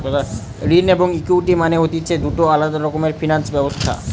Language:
Bangla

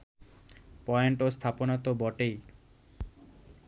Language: Bangla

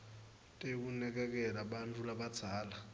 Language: Swati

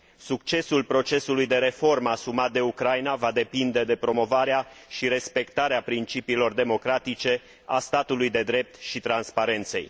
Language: Romanian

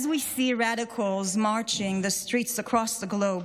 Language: Hebrew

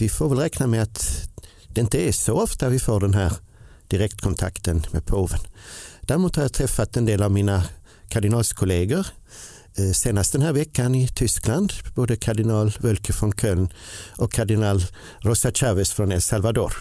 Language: Swedish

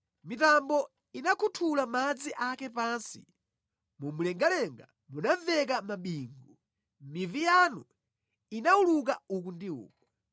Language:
Nyanja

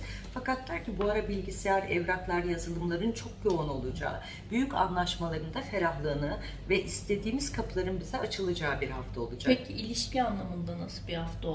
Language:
Turkish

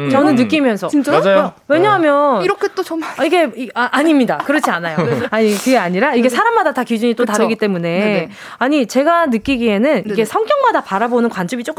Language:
Korean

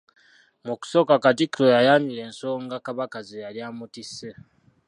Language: Ganda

